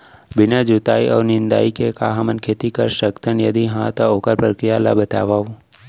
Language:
Chhattisgarhi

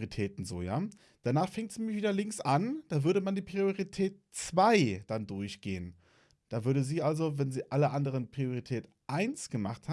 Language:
German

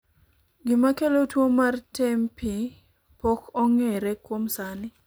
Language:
Luo (Kenya and Tanzania)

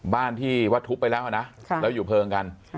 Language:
Thai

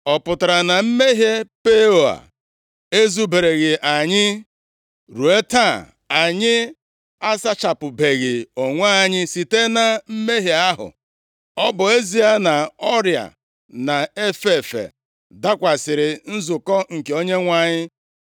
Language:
Igbo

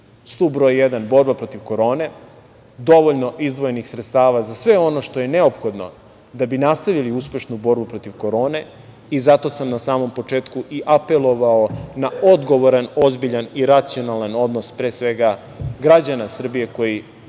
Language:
Serbian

